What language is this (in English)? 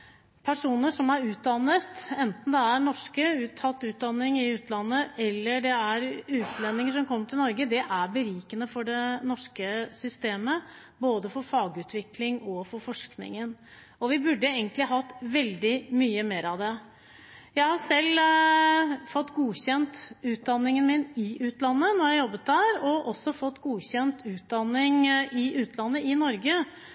Norwegian Bokmål